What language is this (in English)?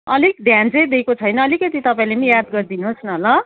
Nepali